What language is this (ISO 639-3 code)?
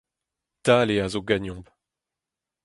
bre